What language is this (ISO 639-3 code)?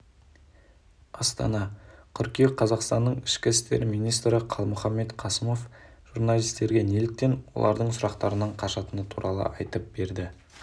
kaz